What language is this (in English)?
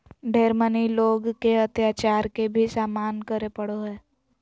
Magahi